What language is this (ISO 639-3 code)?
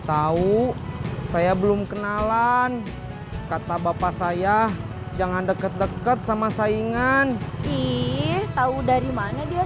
ind